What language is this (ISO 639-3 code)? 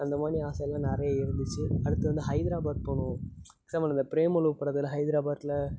tam